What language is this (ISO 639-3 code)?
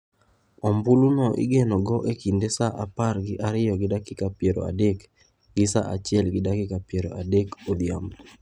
luo